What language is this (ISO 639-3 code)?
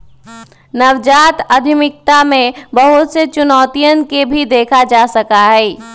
mag